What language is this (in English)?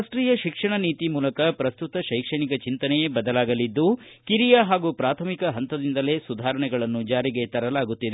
Kannada